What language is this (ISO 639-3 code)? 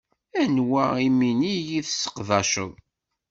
kab